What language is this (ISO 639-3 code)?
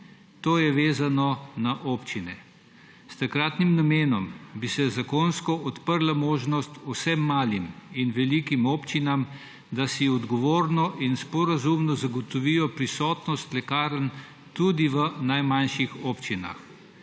slv